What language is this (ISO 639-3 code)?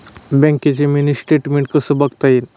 mar